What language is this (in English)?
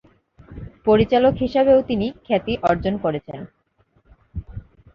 Bangla